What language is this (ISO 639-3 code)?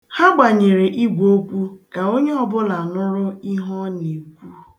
ibo